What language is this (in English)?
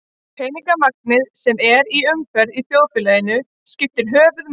Icelandic